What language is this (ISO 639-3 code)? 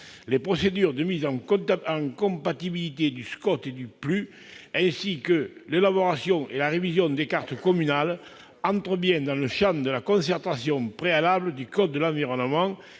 fra